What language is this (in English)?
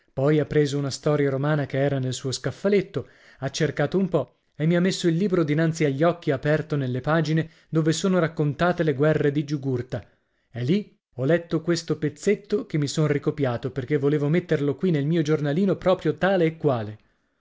Italian